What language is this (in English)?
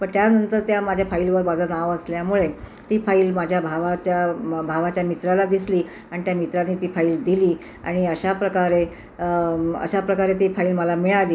Marathi